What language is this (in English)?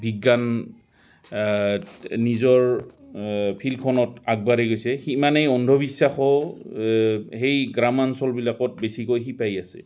Assamese